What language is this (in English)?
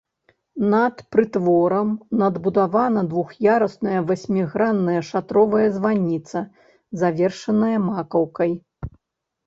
Belarusian